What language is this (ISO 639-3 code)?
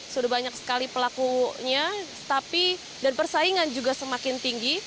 ind